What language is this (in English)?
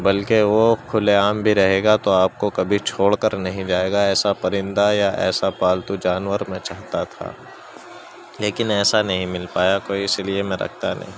Urdu